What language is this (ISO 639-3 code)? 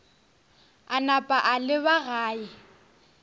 nso